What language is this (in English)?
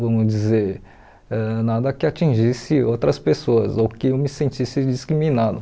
Portuguese